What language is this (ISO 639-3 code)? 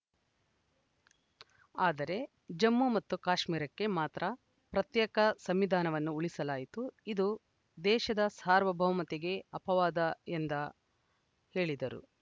kan